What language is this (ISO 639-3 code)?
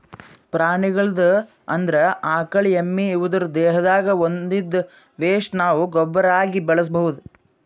kan